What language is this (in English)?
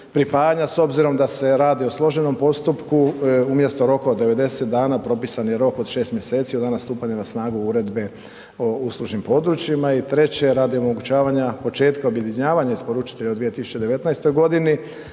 Croatian